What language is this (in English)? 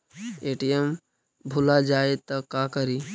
Magahi